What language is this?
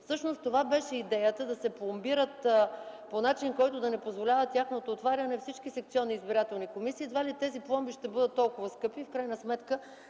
Bulgarian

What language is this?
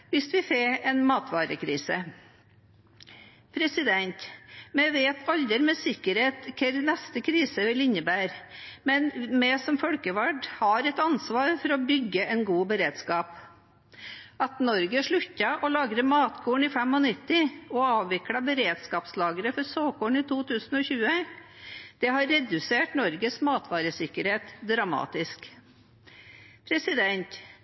Norwegian Bokmål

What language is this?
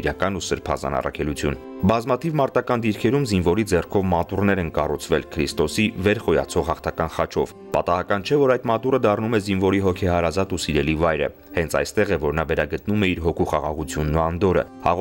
Russian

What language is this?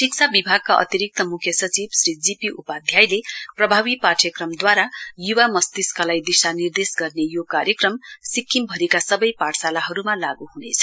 Nepali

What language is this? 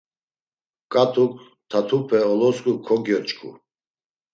Laz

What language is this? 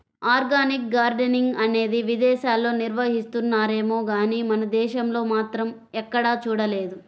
Telugu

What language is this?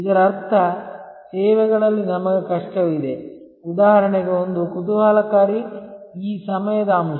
Kannada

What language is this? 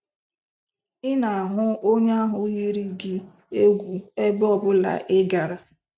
Igbo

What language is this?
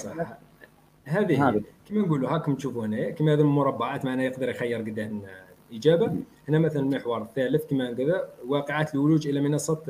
Arabic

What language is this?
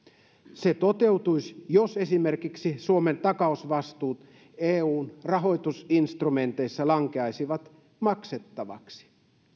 Finnish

